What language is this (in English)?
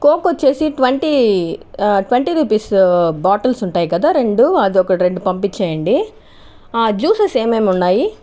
Telugu